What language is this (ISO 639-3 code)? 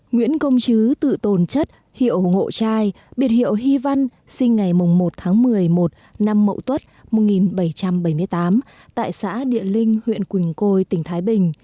vie